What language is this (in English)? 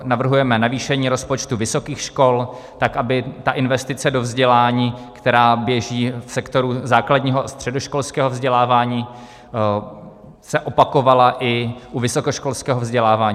Czech